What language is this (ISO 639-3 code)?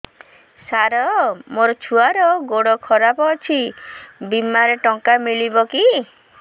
ori